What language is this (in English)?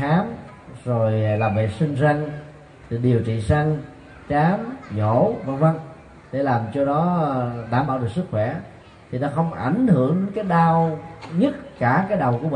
Vietnamese